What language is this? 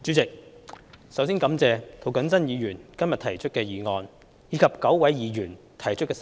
Cantonese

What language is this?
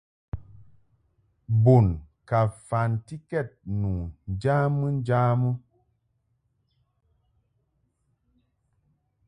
Mungaka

